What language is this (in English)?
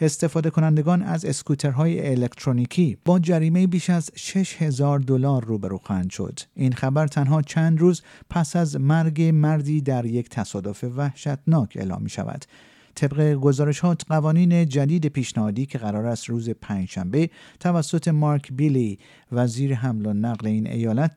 Persian